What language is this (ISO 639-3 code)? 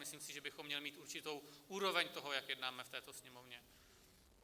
ces